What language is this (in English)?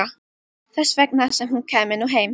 Icelandic